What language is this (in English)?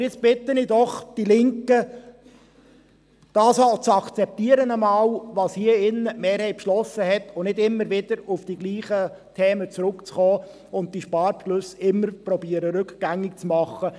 Swiss German